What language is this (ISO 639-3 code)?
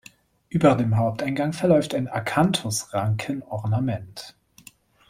deu